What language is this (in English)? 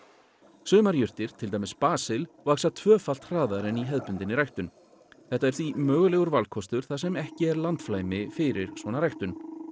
Icelandic